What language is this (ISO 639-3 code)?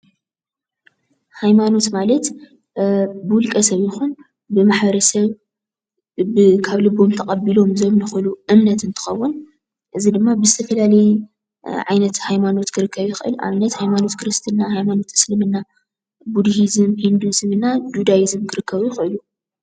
tir